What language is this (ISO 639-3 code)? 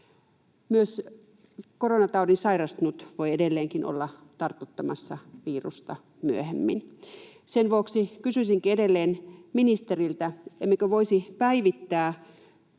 fin